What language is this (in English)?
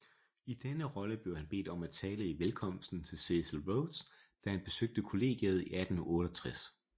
Danish